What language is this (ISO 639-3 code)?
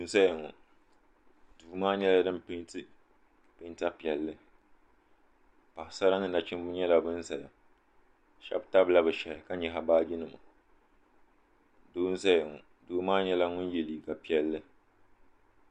dag